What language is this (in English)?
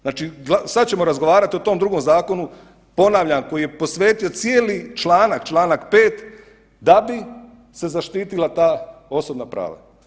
Croatian